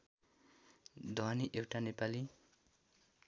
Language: Nepali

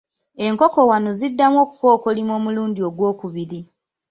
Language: Ganda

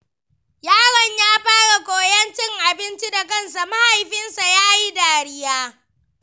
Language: Hausa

